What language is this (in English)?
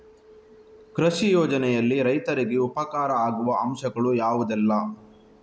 Kannada